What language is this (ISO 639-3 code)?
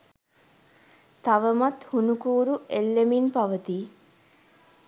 sin